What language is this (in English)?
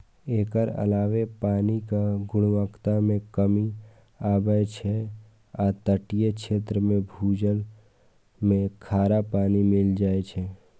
Maithili